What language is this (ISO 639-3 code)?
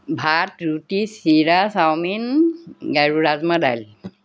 asm